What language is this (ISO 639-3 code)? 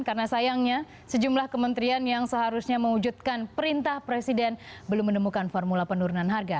ind